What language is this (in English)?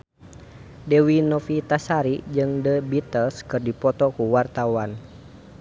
Sundanese